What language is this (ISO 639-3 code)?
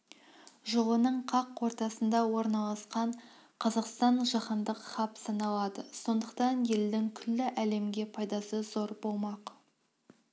kaz